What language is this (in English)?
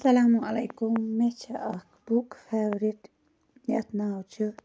Kashmiri